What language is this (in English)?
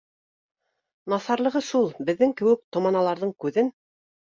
Bashkir